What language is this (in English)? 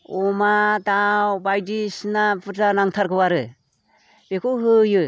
Bodo